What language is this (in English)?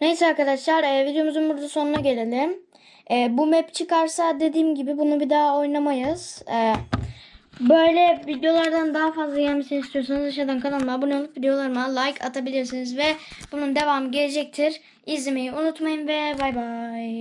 Turkish